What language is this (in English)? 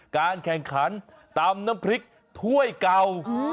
Thai